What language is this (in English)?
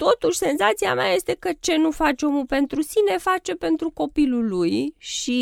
Romanian